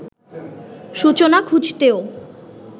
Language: Bangla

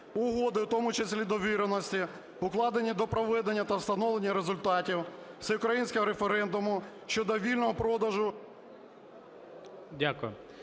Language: Ukrainian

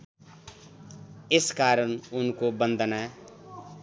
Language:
Nepali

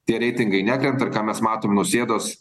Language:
Lithuanian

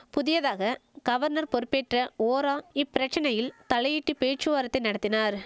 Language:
Tamil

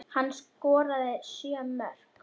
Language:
Icelandic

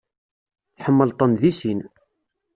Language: Kabyle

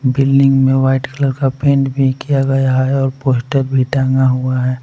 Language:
Hindi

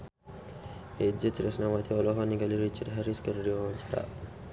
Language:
Sundanese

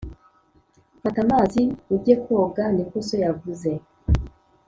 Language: Kinyarwanda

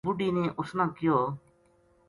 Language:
Gujari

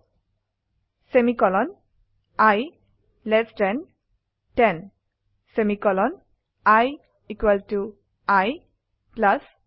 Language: Assamese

